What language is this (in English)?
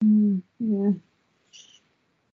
Welsh